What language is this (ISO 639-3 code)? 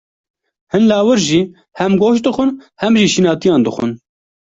kur